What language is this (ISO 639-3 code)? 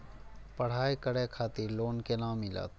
mai